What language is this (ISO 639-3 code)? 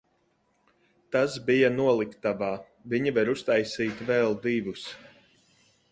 lav